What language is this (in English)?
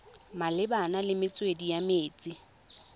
Tswana